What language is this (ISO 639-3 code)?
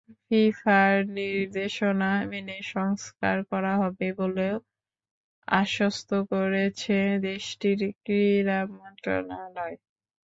ben